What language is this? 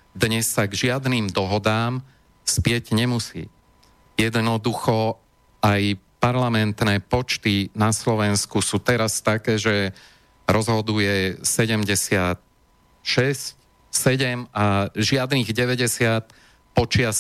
Slovak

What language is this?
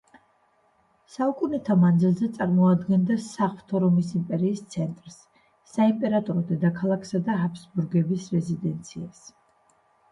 Georgian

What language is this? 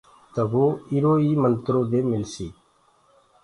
Gurgula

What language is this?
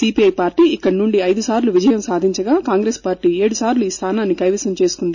Telugu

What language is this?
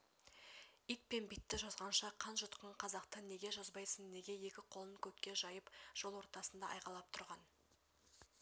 Kazakh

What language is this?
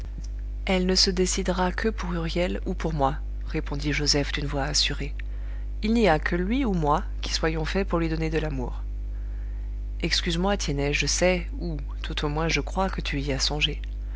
French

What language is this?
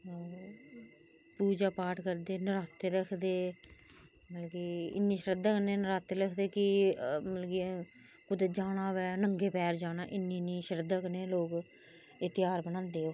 Dogri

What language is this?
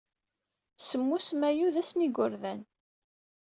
Kabyle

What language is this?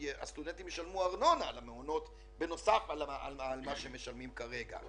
Hebrew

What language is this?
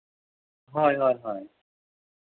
Santali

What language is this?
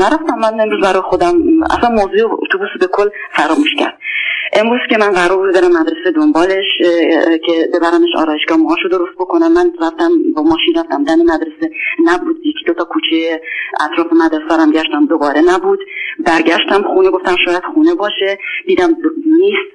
Persian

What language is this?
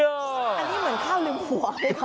Thai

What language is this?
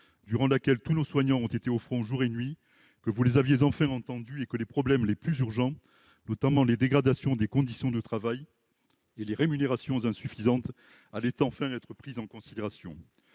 French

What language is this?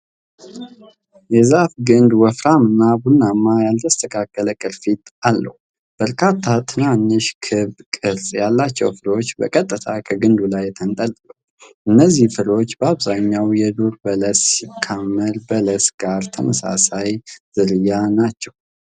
Amharic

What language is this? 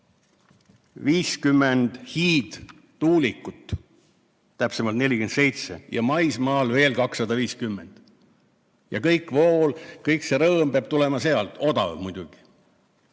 Estonian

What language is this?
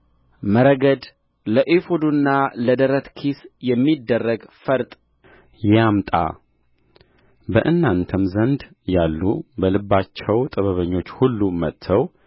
Amharic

